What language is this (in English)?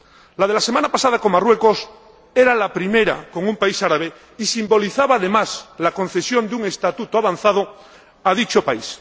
Spanish